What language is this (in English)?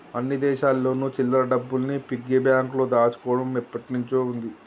Telugu